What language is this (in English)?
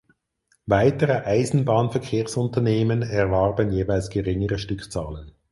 German